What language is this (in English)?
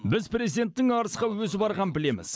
Kazakh